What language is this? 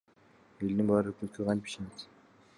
Kyrgyz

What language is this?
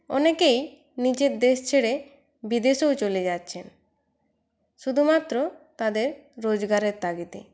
Bangla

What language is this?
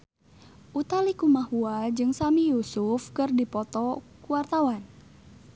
Sundanese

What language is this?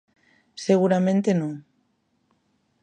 Galician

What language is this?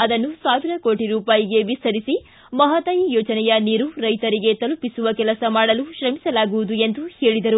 Kannada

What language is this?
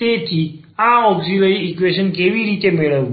Gujarati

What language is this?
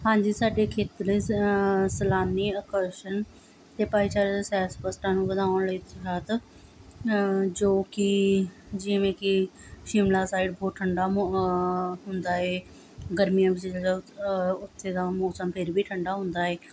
Punjabi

